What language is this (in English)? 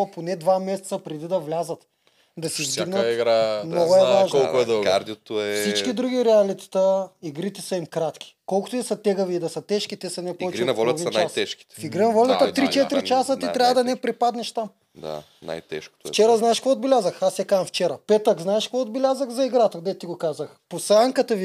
Bulgarian